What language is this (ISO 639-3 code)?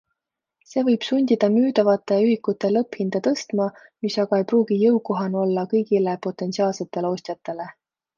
est